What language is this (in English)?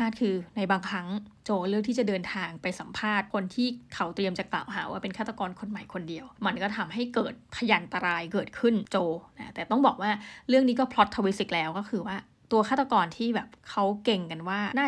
Thai